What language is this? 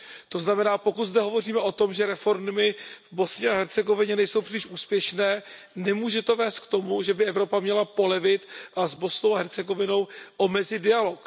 Czech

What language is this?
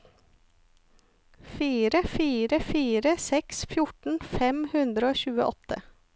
Norwegian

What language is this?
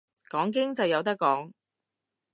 Cantonese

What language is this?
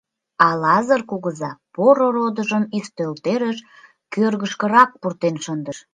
Mari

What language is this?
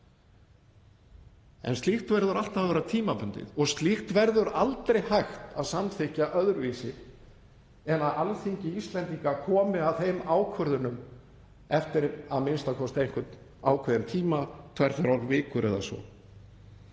Icelandic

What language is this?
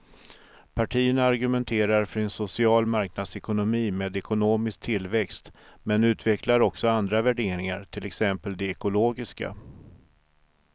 Swedish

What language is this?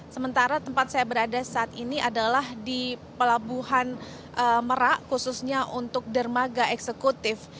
Indonesian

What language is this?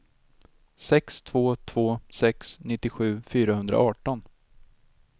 Swedish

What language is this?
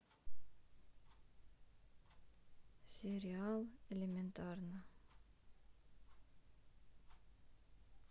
Russian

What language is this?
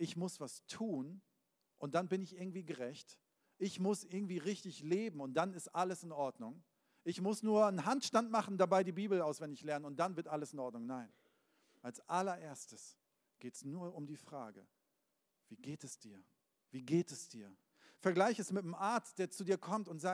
German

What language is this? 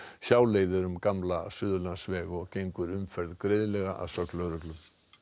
Icelandic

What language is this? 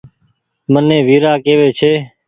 Goaria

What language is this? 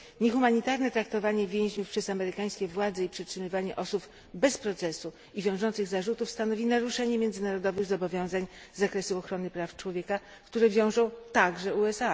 Polish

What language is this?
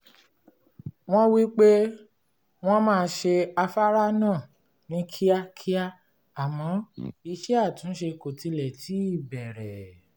Yoruba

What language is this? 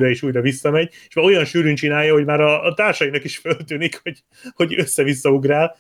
Hungarian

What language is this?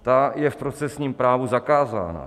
Czech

